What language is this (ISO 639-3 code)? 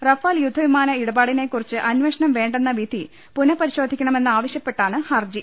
mal